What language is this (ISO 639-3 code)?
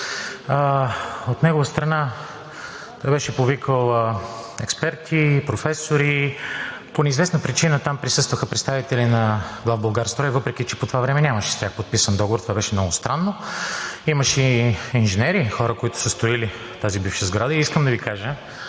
bul